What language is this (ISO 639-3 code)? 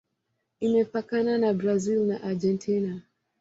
swa